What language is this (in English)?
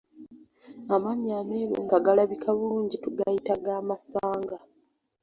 Ganda